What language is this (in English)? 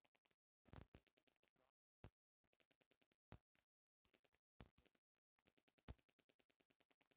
Bhojpuri